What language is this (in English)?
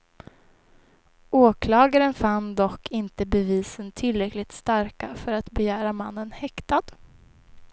Swedish